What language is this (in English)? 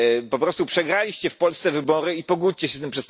Polish